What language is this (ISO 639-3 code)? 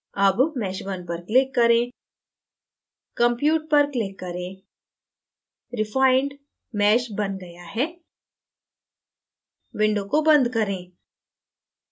hin